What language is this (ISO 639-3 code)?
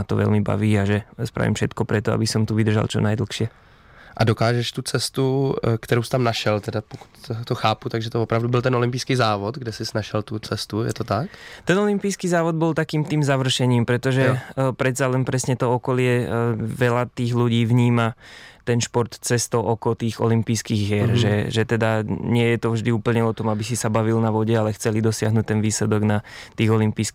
ces